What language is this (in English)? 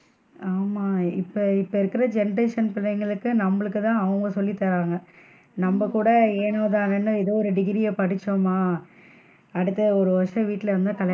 Tamil